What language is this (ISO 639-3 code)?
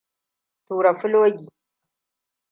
hau